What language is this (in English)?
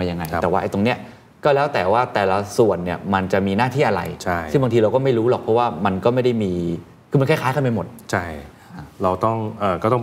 Thai